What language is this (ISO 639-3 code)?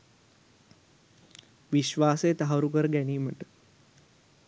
sin